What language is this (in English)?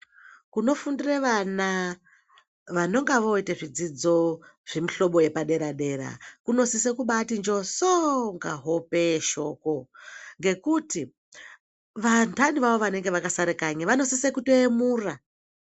Ndau